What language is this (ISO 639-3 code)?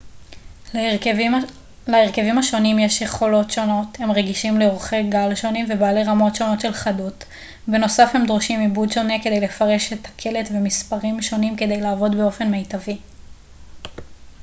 heb